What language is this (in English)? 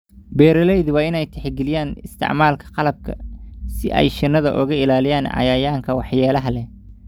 Somali